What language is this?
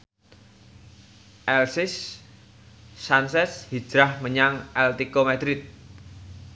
Javanese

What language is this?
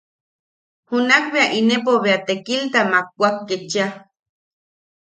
Yaqui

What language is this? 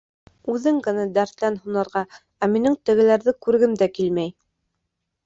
Bashkir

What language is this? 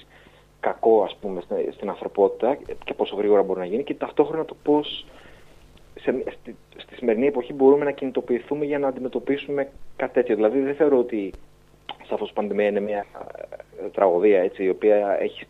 Greek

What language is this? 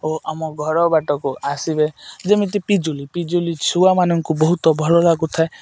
Odia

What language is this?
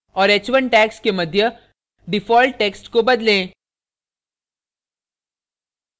Hindi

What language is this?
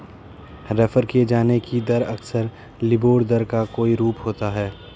Hindi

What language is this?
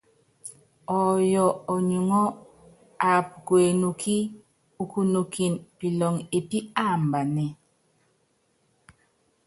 Yangben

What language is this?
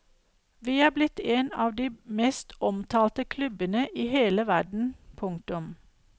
Norwegian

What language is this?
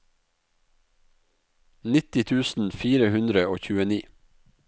Norwegian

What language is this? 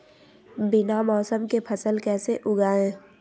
Magahi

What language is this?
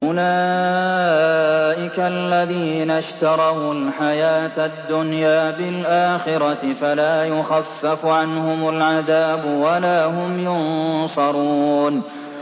Arabic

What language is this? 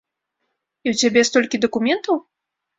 Belarusian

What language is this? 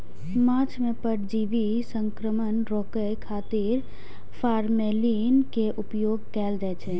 Maithili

